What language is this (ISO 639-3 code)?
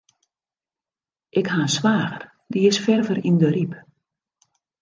fry